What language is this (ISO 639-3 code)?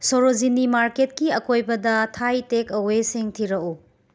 mni